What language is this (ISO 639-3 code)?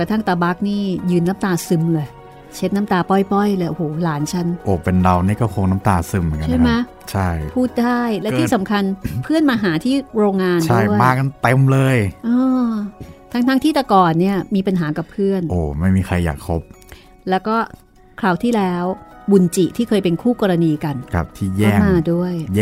tha